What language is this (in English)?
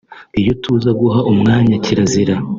Kinyarwanda